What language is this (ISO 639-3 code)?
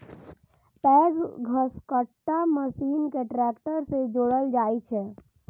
mai